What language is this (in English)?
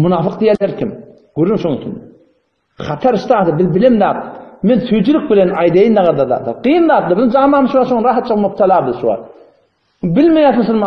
Turkish